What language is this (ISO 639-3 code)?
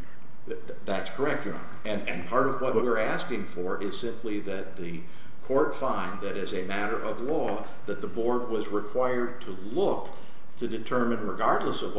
eng